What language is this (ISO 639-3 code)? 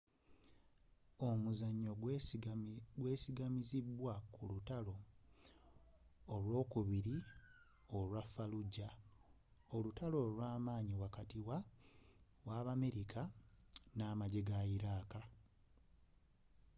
lug